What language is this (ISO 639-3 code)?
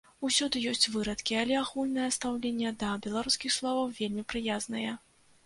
bel